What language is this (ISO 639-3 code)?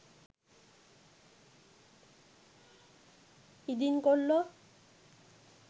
sin